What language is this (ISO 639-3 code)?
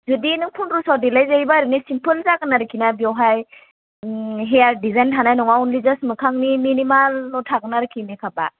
brx